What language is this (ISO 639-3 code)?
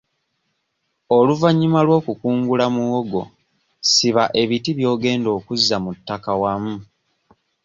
lug